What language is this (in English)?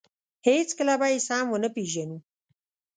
Pashto